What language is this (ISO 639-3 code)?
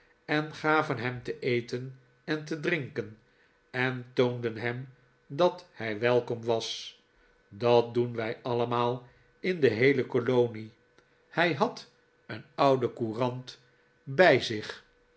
nld